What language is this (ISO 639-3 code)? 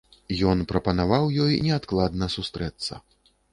bel